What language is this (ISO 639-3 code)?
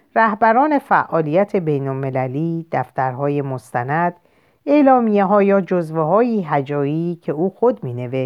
fas